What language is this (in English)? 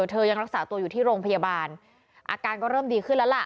Thai